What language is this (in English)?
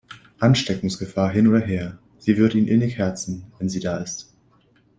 German